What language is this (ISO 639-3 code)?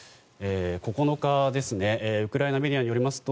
jpn